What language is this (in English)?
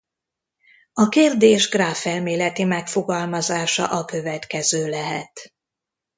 Hungarian